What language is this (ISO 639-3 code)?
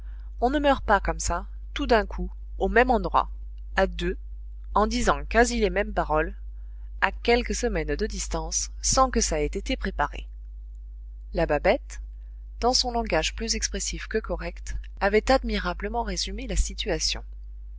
fra